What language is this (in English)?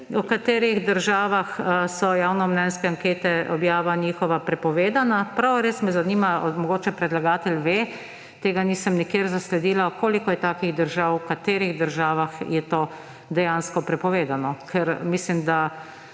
Slovenian